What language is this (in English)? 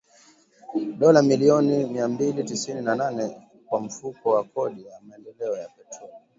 Swahili